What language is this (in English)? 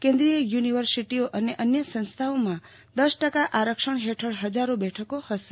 Gujarati